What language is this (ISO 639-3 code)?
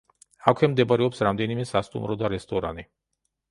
kat